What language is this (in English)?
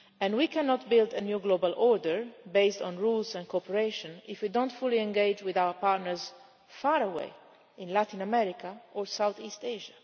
English